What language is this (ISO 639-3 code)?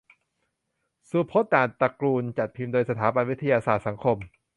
tha